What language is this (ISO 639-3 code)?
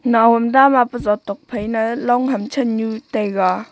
nnp